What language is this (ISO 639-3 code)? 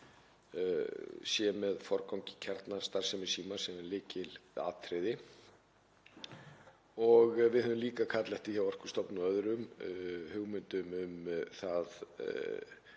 isl